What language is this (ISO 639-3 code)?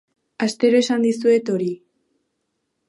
eus